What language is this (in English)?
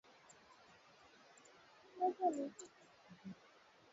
Swahili